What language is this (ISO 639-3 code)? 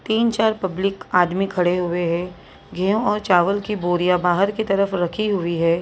hin